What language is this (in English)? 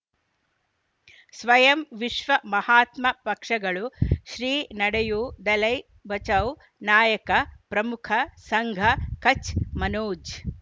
Kannada